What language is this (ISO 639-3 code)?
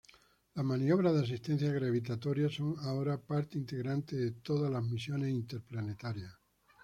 spa